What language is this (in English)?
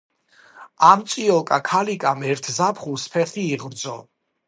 Georgian